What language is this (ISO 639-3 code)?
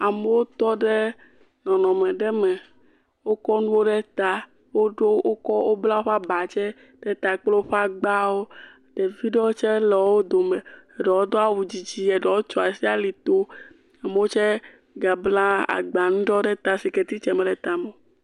ewe